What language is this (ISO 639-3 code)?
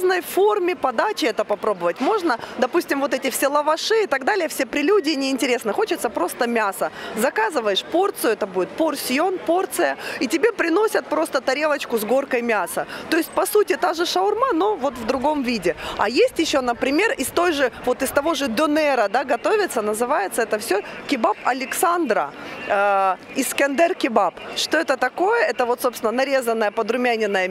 rus